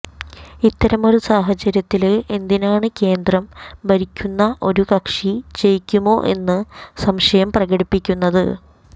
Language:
Malayalam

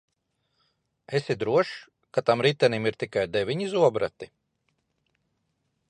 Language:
Latvian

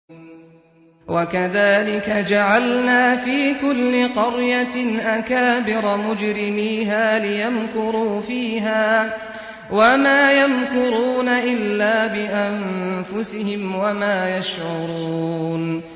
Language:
Arabic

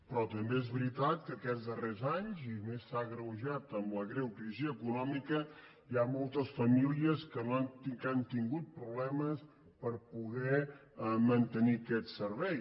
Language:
Catalan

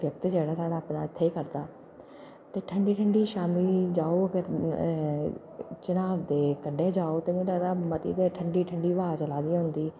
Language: Dogri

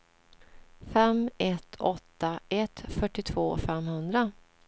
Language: Swedish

